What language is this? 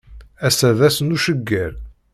Kabyle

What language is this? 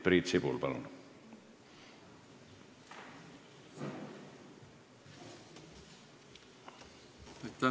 Estonian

